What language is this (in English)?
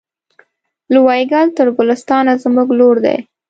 Pashto